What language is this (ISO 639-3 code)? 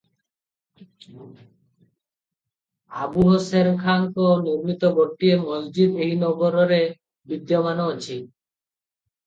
ori